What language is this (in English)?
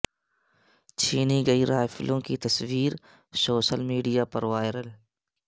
Urdu